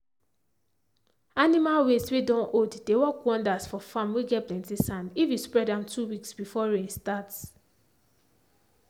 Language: Nigerian Pidgin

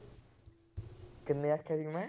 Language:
Punjabi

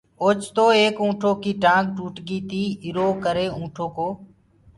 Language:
Gurgula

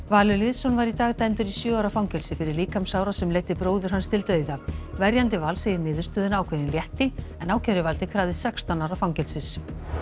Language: Icelandic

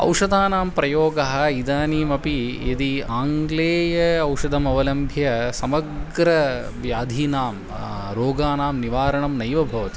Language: Sanskrit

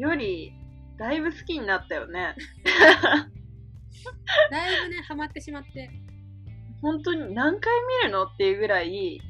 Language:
Japanese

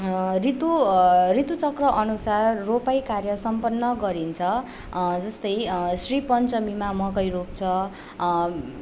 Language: Nepali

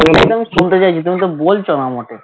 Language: Bangla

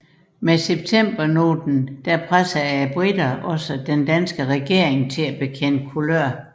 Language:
Danish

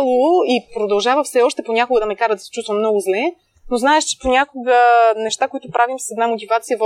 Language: Bulgarian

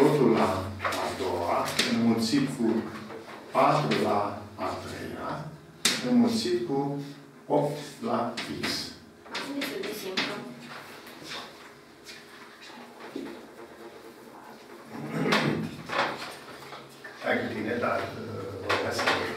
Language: Romanian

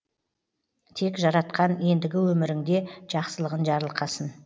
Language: Kazakh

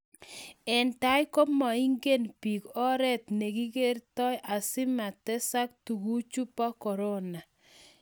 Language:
Kalenjin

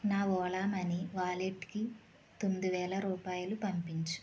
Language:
Telugu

